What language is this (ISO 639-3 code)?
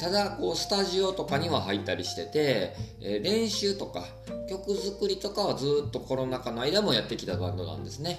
jpn